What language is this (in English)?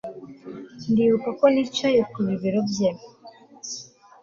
Kinyarwanda